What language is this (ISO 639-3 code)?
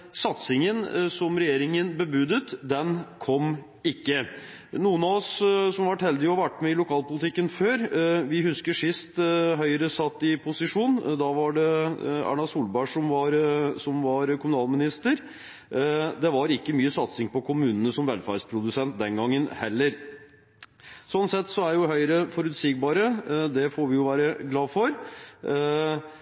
nob